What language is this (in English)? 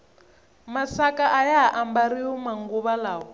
Tsonga